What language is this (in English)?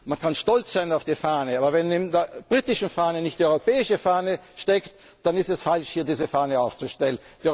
German